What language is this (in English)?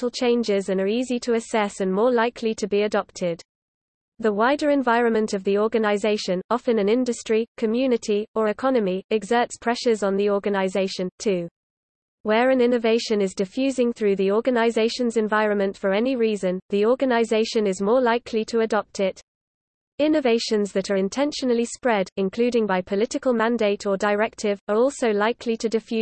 English